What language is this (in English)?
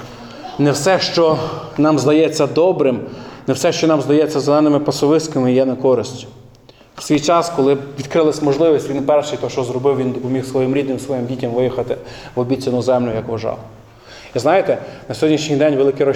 Ukrainian